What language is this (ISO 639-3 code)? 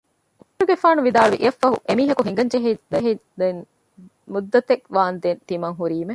div